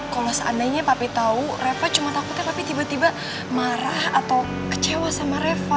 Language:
Indonesian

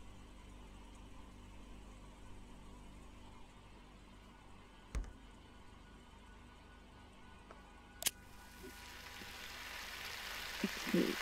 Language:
Thai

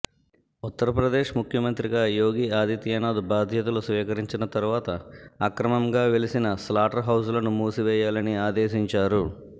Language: Telugu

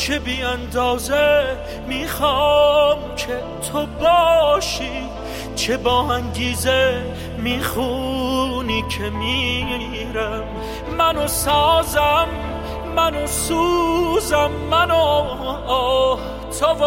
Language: Persian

